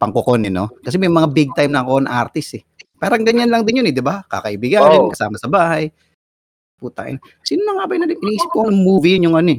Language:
Filipino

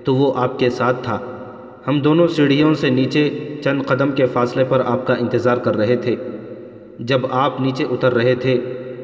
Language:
Urdu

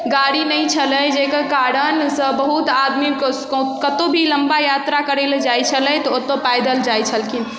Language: Maithili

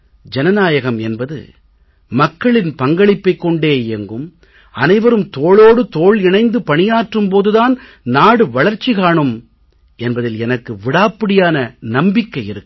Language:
Tamil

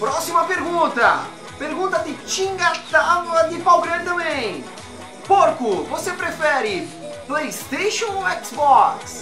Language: Portuguese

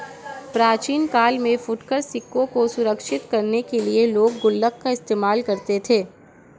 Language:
Hindi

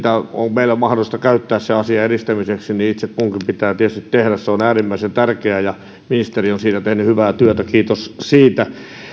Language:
Finnish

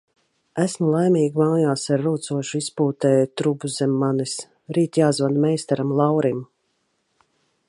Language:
Latvian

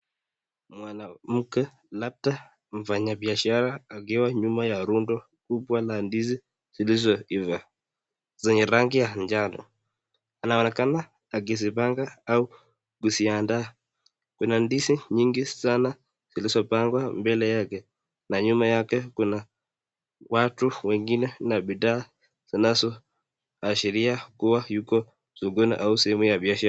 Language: Swahili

